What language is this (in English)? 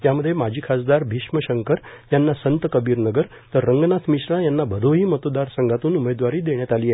Marathi